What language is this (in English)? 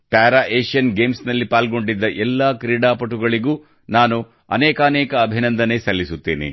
Kannada